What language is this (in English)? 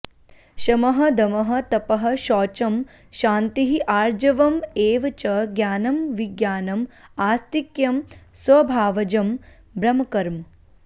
Sanskrit